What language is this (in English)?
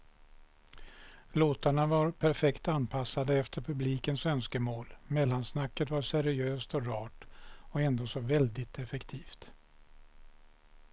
Swedish